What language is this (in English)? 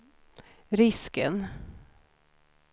Swedish